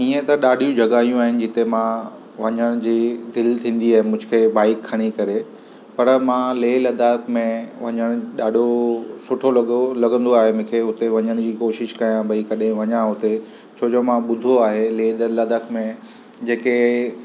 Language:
Sindhi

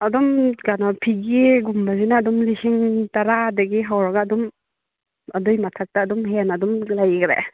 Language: Manipuri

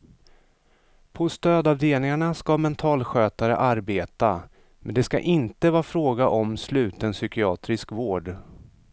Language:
Swedish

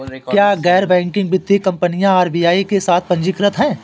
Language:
Hindi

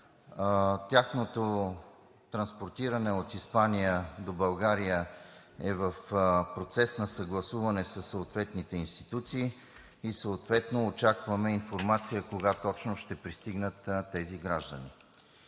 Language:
Bulgarian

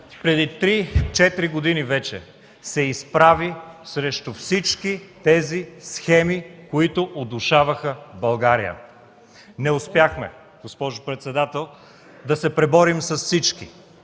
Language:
Bulgarian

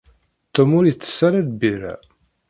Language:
Kabyle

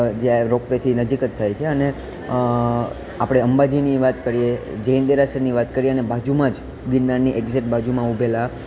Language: Gujarati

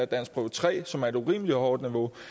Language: Danish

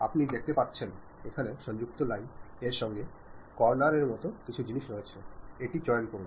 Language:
Bangla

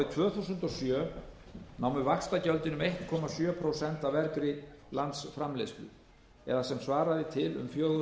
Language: Icelandic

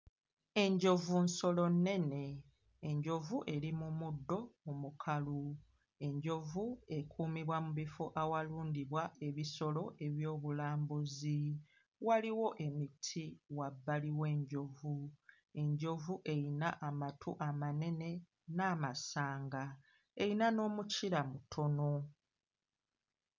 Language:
Ganda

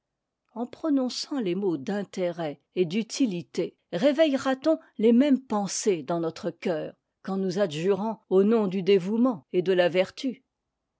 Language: French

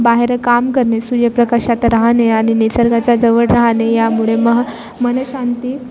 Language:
Marathi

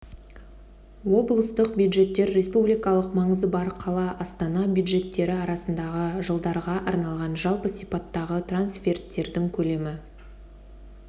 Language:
Kazakh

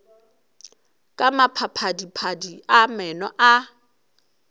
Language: Northern Sotho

